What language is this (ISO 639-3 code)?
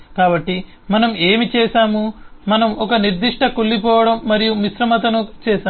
tel